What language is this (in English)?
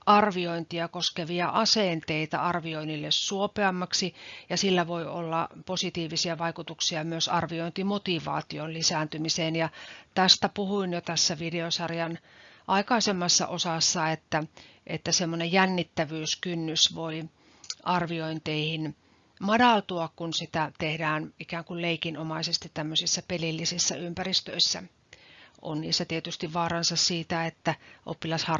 Finnish